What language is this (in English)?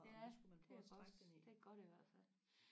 Danish